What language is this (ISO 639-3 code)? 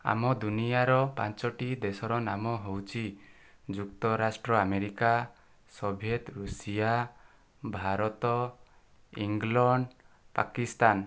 ori